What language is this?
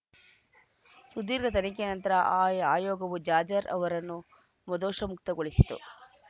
Kannada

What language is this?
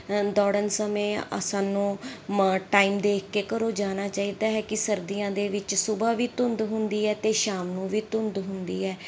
Punjabi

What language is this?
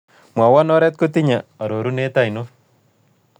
Kalenjin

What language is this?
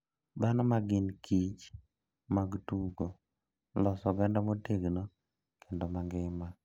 Luo (Kenya and Tanzania)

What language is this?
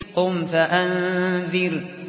Arabic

